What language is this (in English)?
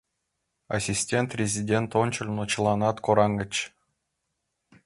Mari